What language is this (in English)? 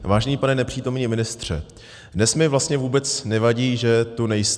Czech